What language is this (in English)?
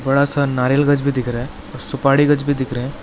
Hindi